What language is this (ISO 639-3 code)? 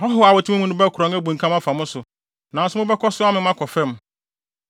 aka